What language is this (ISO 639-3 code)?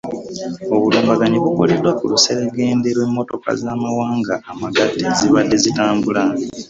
lug